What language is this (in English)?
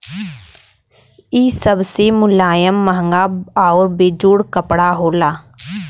Bhojpuri